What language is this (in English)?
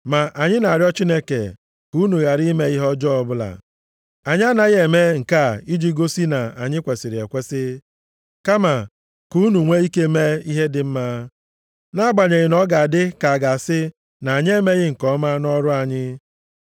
Igbo